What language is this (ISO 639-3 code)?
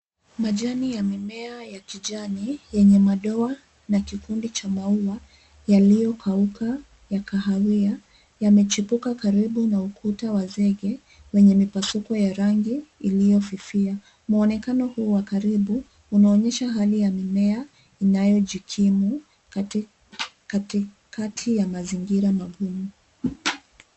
swa